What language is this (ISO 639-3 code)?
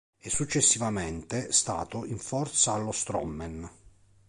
ita